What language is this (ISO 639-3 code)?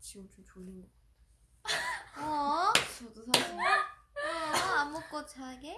kor